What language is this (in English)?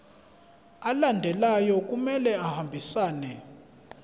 Zulu